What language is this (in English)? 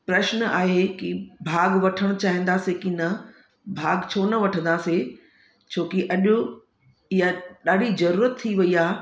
Sindhi